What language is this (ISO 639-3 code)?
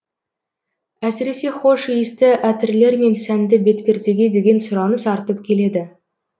kaz